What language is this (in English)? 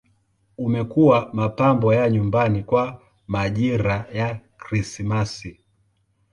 Swahili